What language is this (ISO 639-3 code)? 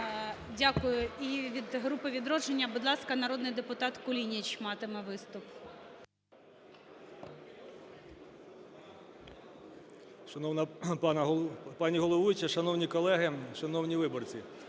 ukr